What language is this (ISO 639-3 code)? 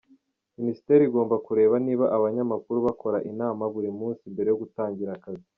kin